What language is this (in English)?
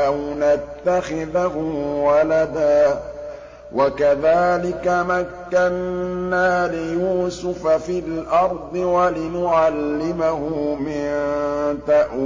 Arabic